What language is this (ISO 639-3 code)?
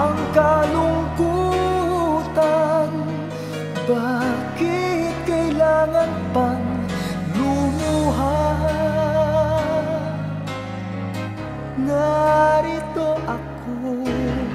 ara